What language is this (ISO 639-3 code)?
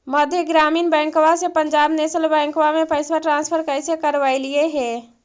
mag